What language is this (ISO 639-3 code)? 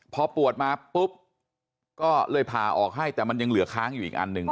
tha